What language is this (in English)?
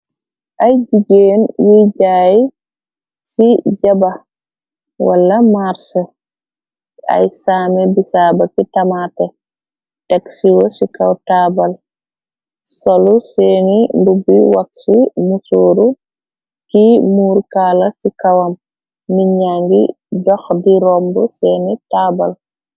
Wolof